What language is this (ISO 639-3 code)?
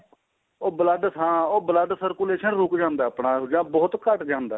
pan